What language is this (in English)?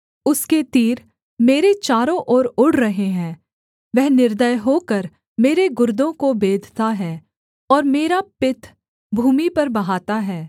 Hindi